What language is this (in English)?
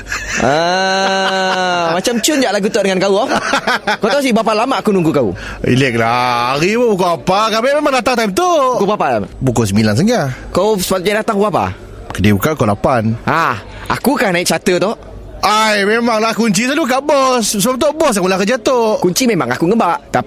Malay